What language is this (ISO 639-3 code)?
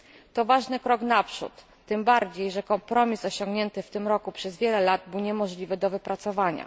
pol